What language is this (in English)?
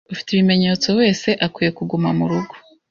Kinyarwanda